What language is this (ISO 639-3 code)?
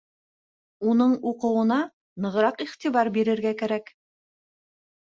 bak